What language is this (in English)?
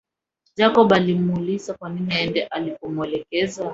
Swahili